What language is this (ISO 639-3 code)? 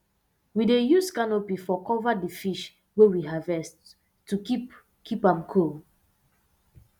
pcm